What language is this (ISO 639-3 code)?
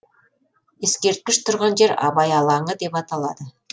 kaz